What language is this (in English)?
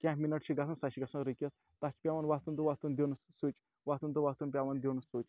Kashmiri